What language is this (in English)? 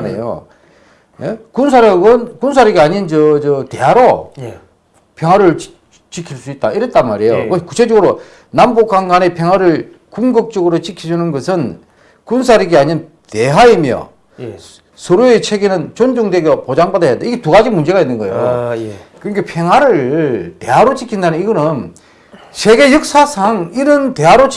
Korean